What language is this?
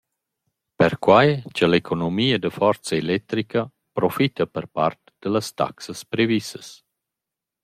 Romansh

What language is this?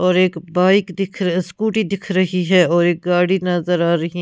Hindi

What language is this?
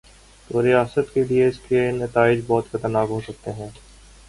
Urdu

